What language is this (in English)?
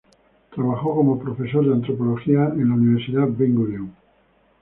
Spanish